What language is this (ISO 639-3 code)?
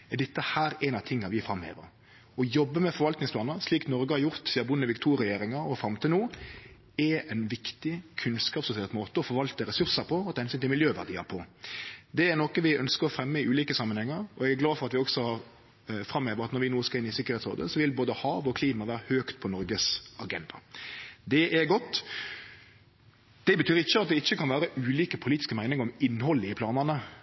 nno